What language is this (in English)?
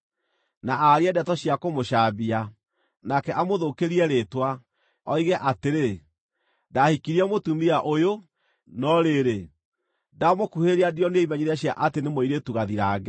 Kikuyu